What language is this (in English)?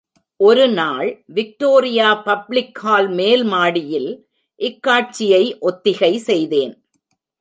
Tamil